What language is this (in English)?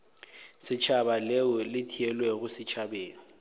Northern Sotho